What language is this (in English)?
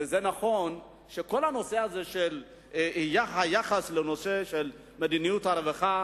Hebrew